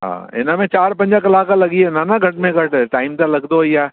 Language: Sindhi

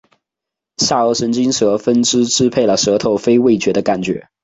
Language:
Chinese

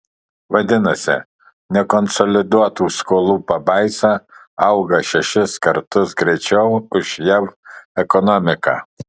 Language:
Lithuanian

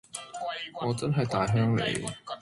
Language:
Cantonese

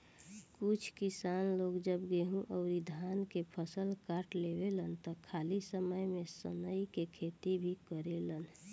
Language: Bhojpuri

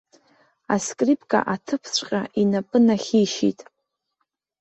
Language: Abkhazian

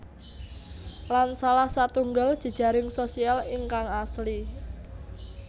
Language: Javanese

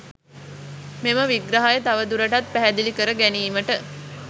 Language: Sinhala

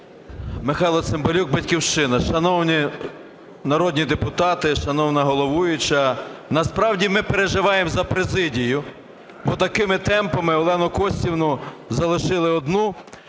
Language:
Ukrainian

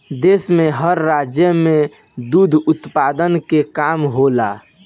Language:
Bhojpuri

